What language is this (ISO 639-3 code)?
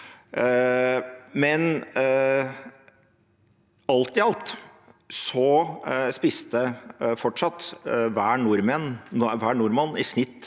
nor